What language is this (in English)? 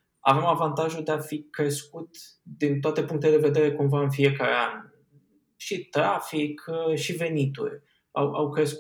Romanian